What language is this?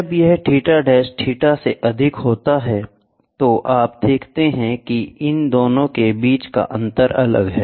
Hindi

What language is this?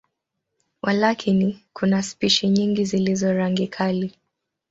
Swahili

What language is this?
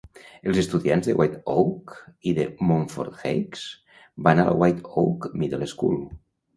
Catalan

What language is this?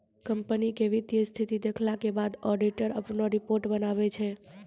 Maithili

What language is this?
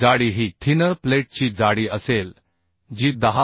Marathi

